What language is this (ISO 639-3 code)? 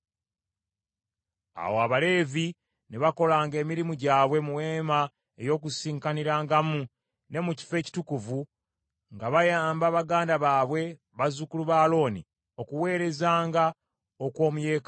lug